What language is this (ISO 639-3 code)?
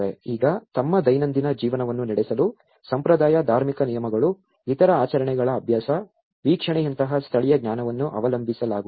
kan